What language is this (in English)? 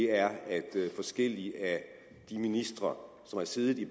Danish